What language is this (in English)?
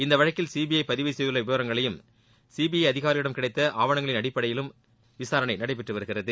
Tamil